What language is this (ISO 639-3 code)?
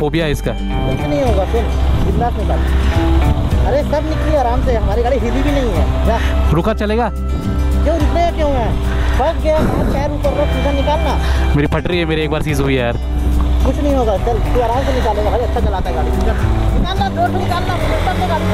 hin